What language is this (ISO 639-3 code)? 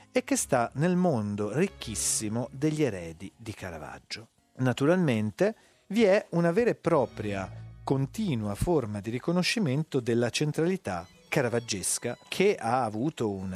ita